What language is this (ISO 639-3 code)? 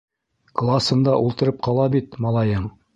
bak